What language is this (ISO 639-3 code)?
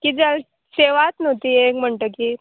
kok